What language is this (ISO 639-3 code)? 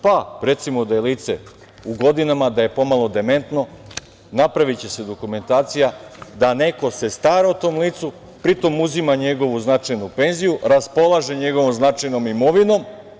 srp